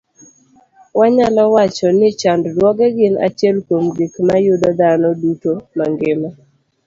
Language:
Luo (Kenya and Tanzania)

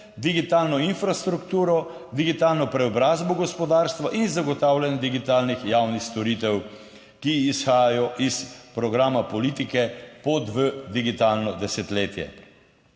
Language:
Slovenian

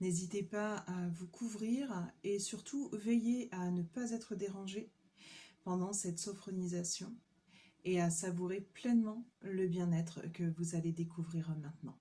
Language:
French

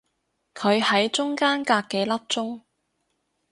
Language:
Cantonese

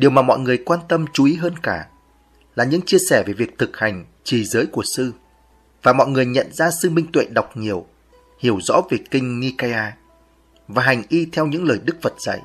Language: Vietnamese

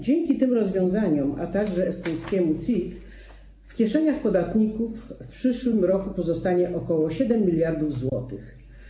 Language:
Polish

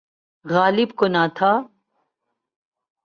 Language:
Urdu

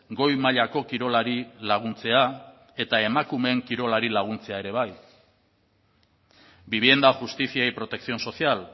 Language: Basque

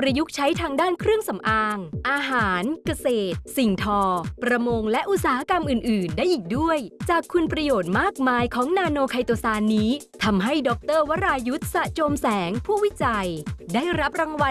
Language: Thai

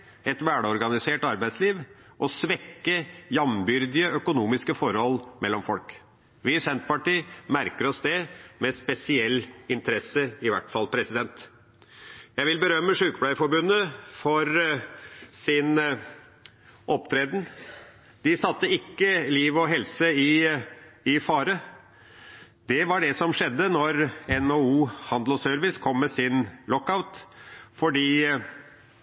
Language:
Norwegian Bokmål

